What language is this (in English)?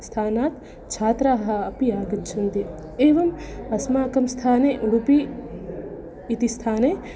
Sanskrit